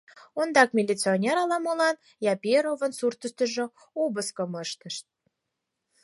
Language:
Mari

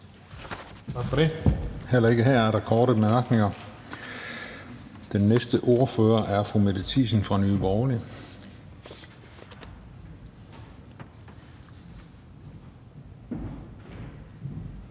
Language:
Danish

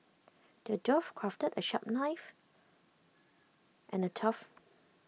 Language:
English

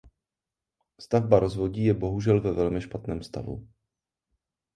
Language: Czech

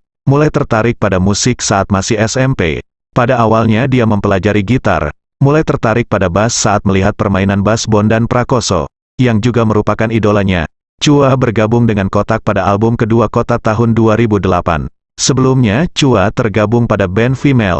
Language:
Indonesian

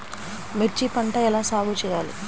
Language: Telugu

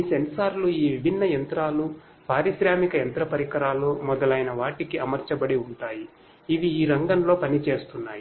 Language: Telugu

